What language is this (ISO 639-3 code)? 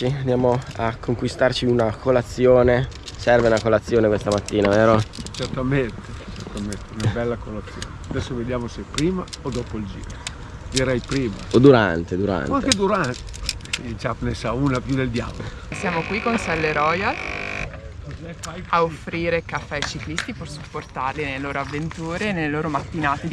ita